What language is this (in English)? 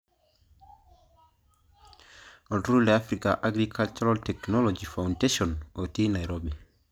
Masai